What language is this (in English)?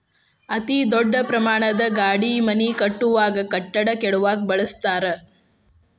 Kannada